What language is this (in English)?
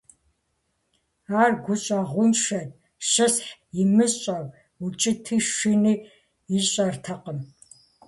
Kabardian